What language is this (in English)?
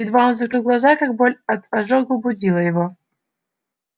Russian